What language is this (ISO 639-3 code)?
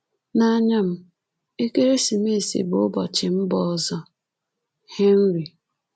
ibo